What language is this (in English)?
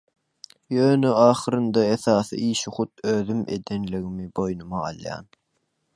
Turkmen